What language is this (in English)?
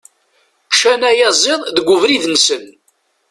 Kabyle